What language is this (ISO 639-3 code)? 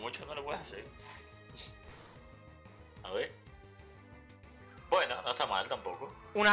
spa